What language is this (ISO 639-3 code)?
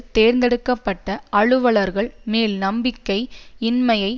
tam